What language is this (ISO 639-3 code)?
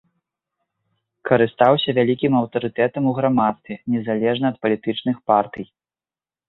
bel